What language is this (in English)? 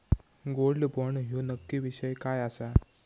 Marathi